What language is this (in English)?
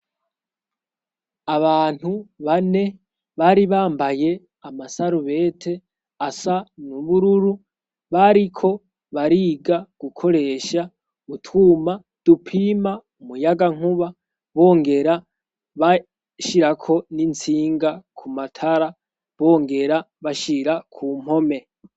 Rundi